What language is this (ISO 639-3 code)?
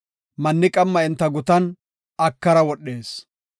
gof